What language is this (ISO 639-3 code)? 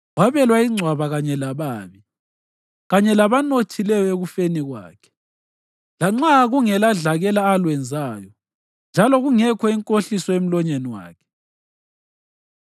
nde